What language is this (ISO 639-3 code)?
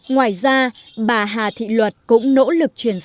vie